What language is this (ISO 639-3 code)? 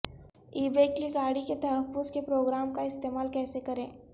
urd